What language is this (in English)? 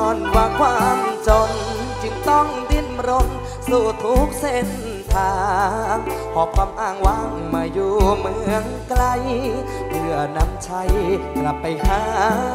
Thai